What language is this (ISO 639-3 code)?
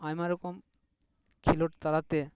sat